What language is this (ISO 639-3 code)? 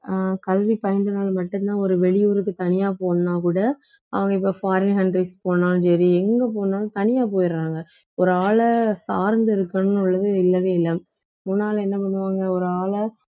tam